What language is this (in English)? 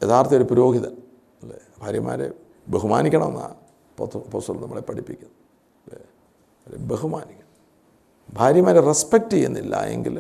Malayalam